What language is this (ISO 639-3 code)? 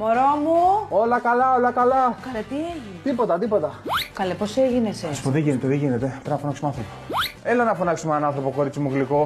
ell